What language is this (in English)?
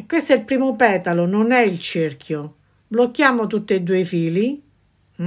Italian